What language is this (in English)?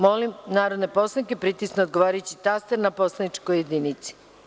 Serbian